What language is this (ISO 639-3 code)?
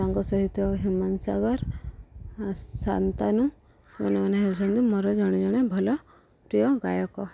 ori